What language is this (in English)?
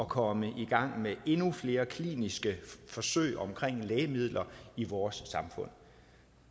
Danish